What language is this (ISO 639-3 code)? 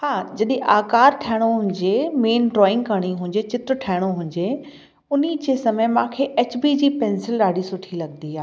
snd